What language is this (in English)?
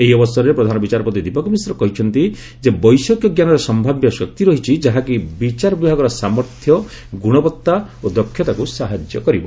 Odia